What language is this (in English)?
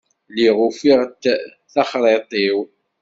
Kabyle